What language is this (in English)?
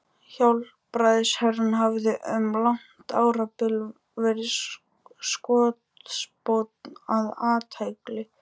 Icelandic